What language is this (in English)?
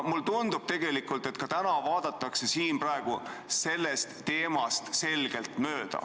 Estonian